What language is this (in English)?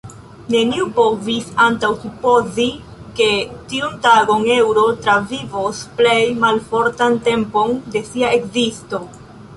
Esperanto